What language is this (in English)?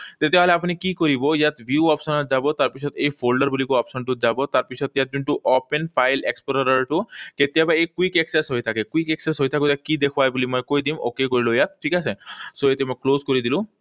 Assamese